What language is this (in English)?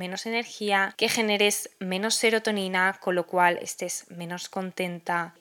Spanish